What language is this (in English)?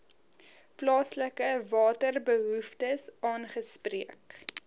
Afrikaans